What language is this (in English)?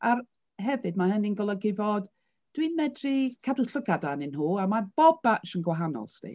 Welsh